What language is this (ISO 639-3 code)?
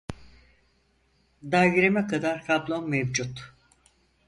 tur